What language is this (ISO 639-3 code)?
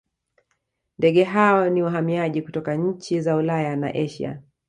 swa